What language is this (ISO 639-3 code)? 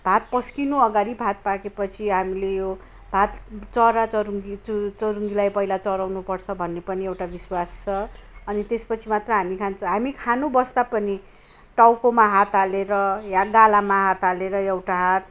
nep